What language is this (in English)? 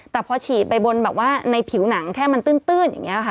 Thai